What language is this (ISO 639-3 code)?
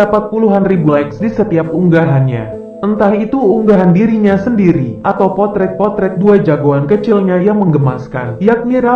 ind